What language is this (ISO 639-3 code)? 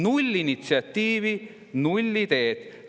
est